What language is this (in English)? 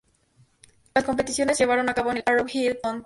Spanish